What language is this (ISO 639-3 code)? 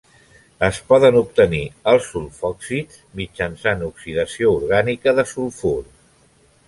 cat